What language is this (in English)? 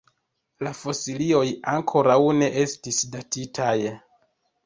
Esperanto